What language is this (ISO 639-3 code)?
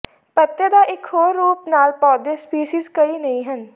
pan